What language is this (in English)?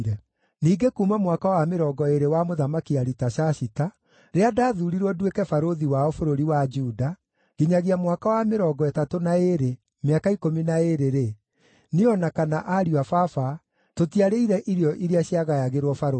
Kikuyu